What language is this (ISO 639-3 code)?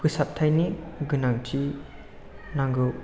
brx